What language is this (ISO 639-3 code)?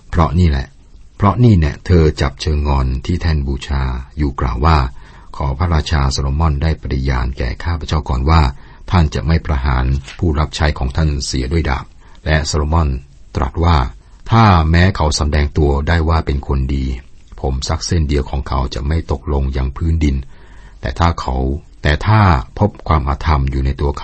tha